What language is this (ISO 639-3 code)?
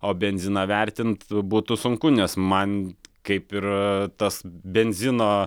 lit